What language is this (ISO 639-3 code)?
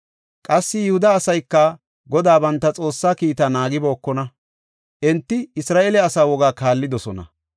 gof